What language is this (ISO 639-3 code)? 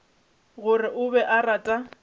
nso